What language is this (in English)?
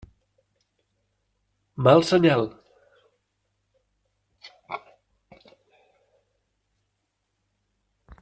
Catalan